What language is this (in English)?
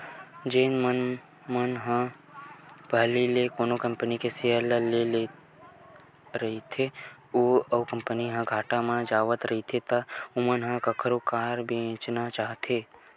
Chhattisgarhi